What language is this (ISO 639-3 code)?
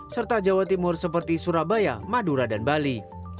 ind